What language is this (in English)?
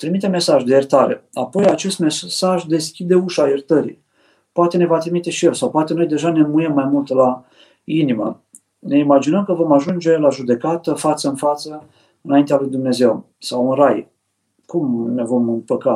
Romanian